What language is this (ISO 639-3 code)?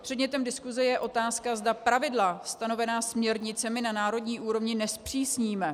ces